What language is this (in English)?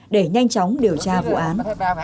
Vietnamese